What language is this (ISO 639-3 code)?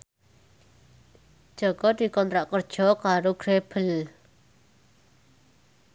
jav